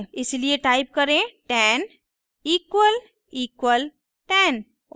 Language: Hindi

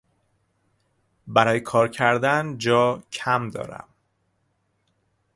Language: Persian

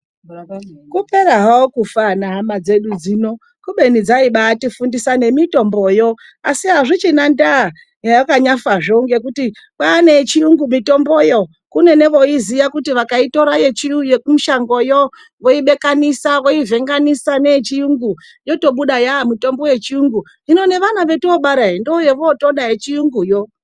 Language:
Ndau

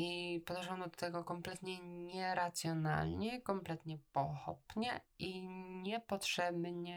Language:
Polish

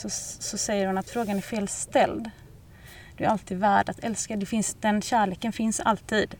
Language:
Swedish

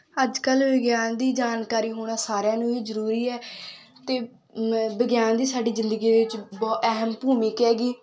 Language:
Punjabi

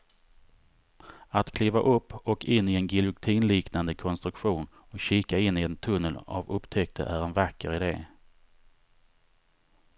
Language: Swedish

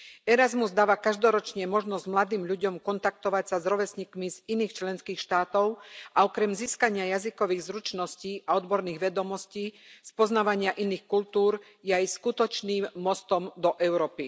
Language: Slovak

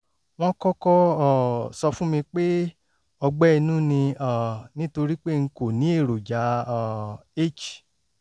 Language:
Yoruba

